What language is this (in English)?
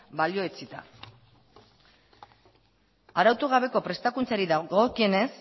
Basque